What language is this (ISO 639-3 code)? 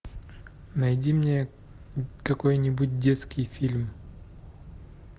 rus